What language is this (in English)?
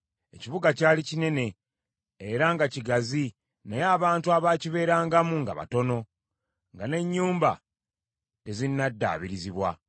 Ganda